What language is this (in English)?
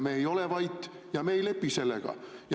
Estonian